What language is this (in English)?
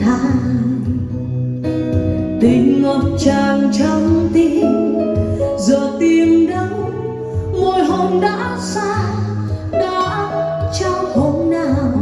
Vietnamese